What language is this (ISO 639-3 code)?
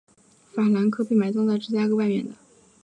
zho